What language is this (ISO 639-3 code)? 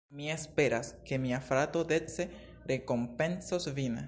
epo